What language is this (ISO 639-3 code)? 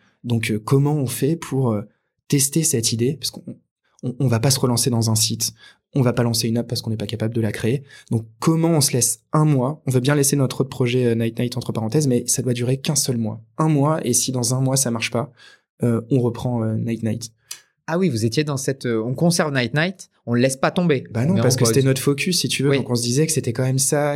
fra